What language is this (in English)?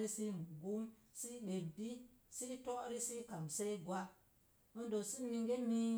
Mom Jango